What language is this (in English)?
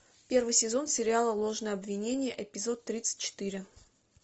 Russian